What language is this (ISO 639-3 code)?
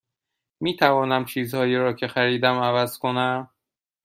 fas